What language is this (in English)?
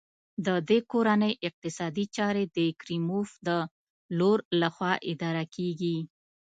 Pashto